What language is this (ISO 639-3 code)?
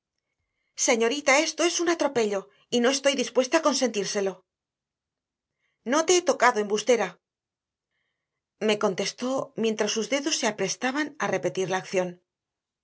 spa